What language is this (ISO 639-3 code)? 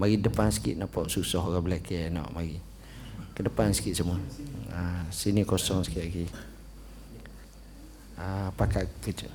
msa